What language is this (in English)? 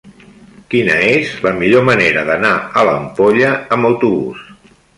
Catalan